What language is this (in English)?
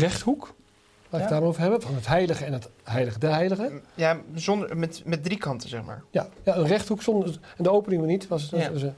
Dutch